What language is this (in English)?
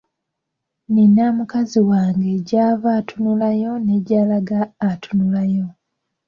Ganda